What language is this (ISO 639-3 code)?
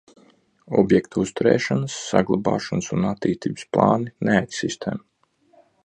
lav